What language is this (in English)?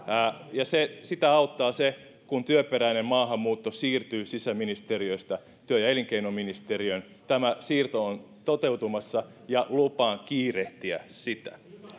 Finnish